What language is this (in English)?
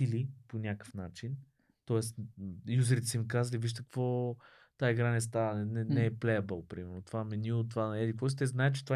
Bulgarian